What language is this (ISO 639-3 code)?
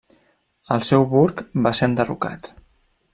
cat